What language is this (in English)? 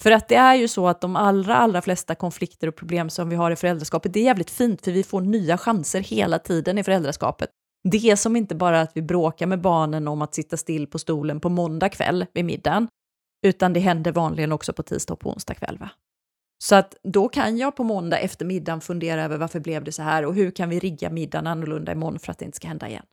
Swedish